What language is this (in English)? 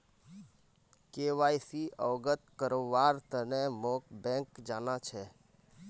Magahi